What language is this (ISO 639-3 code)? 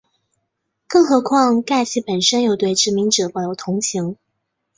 zho